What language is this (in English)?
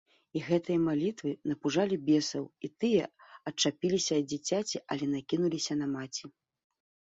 Belarusian